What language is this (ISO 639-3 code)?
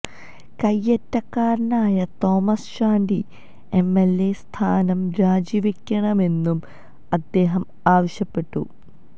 mal